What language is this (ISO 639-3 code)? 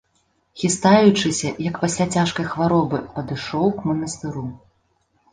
bel